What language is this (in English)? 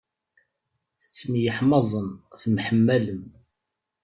Kabyle